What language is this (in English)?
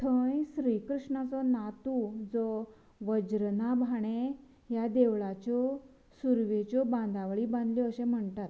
Konkani